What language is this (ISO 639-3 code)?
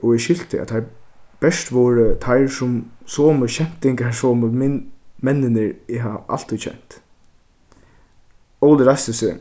fao